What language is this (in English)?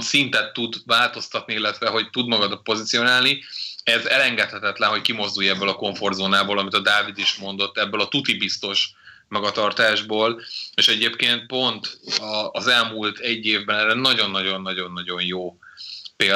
Hungarian